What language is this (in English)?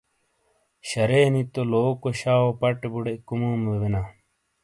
Shina